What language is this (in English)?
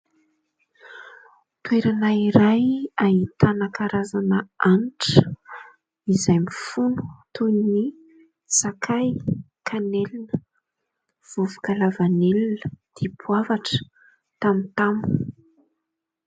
Malagasy